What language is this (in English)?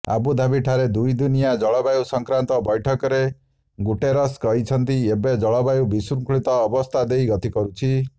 Odia